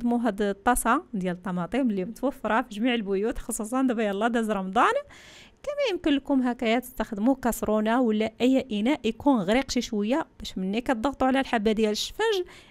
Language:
Arabic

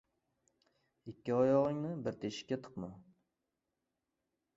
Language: Uzbek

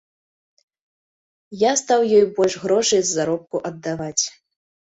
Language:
Belarusian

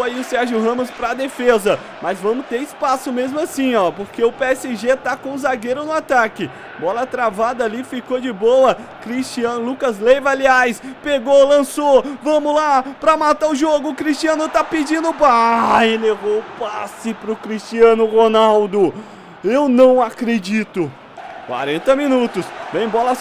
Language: Portuguese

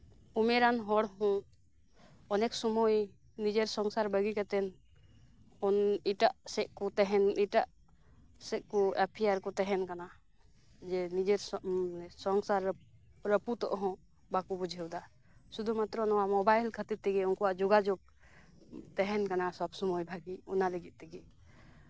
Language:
Santali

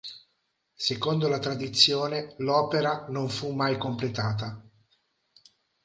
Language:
Italian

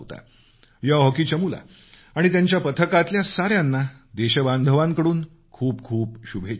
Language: Marathi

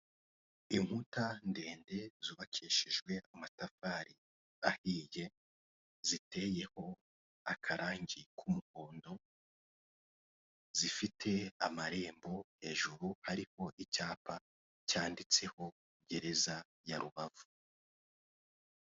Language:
Kinyarwanda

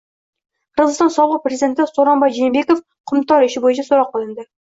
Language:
Uzbek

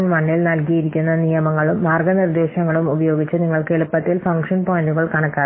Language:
Malayalam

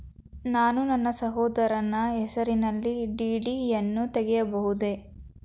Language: Kannada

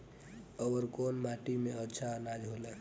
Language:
Bhojpuri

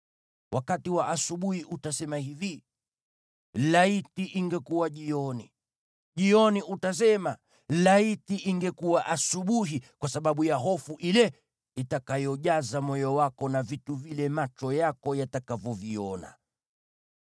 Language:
Swahili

